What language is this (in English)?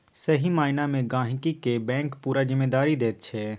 Maithili